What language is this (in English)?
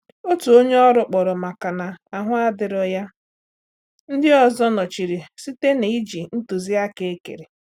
Igbo